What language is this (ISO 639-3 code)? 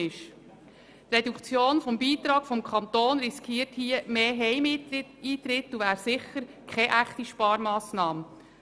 gsw